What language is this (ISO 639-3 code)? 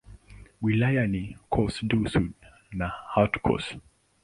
swa